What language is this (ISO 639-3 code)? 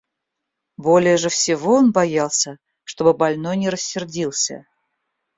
rus